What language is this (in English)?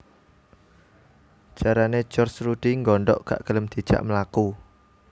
Javanese